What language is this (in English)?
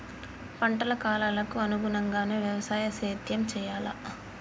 Telugu